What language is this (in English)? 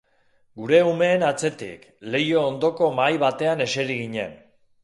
Basque